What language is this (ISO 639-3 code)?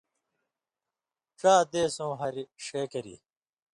mvy